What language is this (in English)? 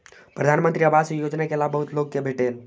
Maithili